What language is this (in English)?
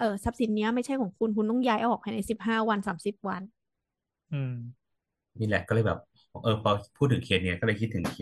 Thai